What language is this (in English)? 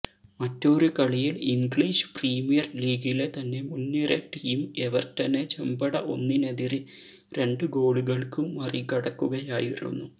Malayalam